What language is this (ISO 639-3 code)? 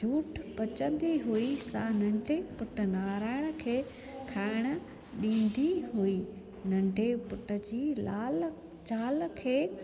snd